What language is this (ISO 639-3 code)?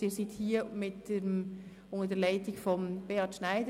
gsw